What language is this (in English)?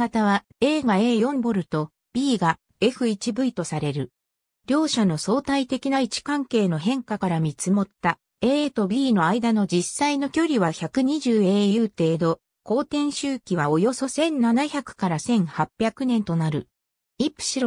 Japanese